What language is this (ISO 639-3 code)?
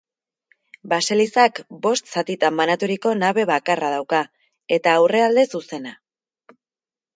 eus